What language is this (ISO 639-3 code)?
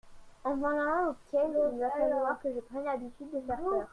fra